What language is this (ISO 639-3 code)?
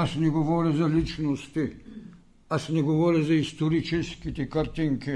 bul